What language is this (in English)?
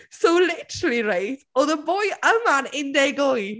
Welsh